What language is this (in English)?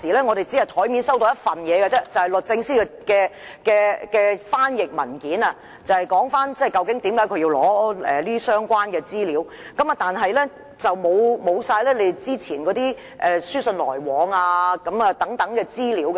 Cantonese